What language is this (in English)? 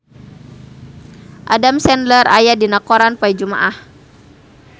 Sundanese